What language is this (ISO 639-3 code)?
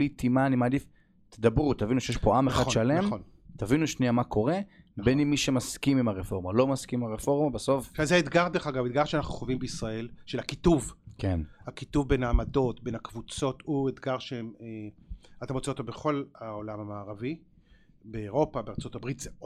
heb